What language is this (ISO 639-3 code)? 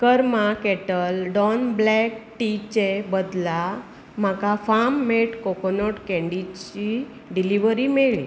kok